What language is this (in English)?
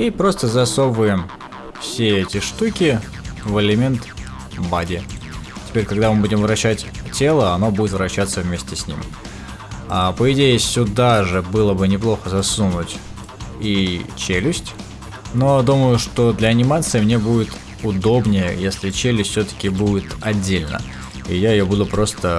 Russian